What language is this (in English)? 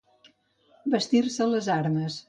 Catalan